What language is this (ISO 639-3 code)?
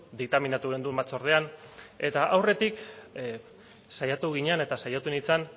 eus